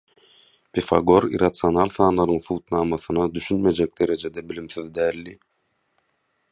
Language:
Turkmen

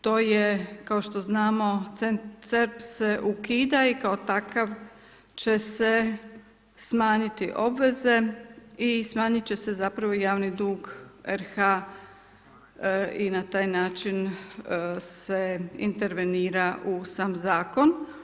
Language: Croatian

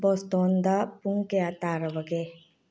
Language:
Manipuri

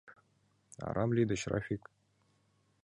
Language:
Mari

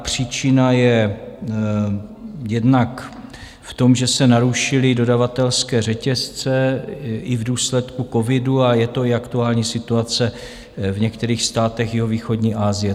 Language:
Czech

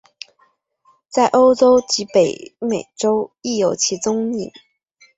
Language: Chinese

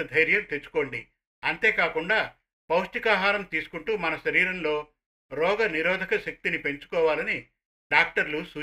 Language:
Telugu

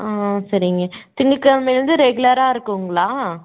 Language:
Tamil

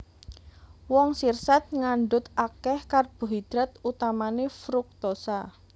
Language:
Javanese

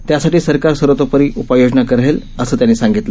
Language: Marathi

